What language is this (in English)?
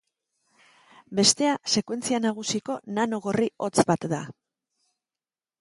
Basque